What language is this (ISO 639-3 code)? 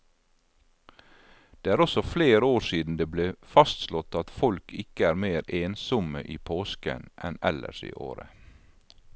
nor